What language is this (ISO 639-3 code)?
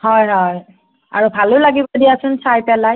asm